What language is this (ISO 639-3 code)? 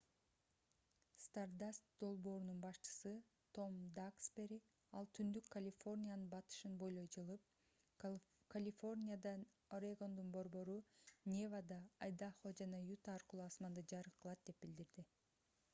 kir